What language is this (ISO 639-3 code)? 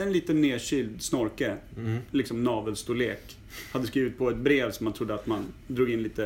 swe